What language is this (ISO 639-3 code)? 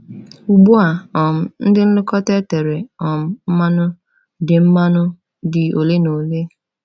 ibo